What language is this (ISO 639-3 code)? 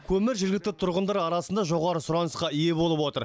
kaz